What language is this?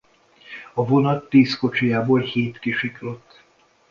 Hungarian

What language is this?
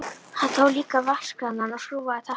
Icelandic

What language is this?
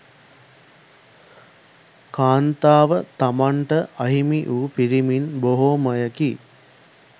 Sinhala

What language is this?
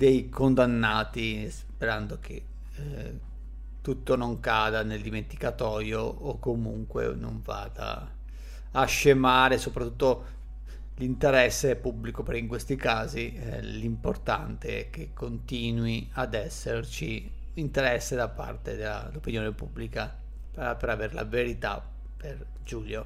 Italian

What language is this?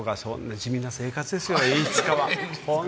Japanese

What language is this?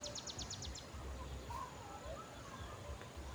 Kalenjin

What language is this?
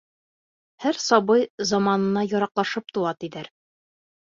Bashkir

